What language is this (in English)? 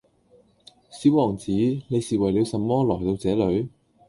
Cantonese